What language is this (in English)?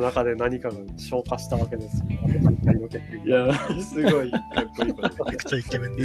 Japanese